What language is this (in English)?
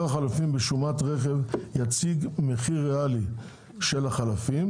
Hebrew